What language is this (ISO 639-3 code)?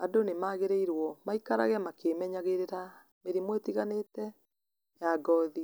kik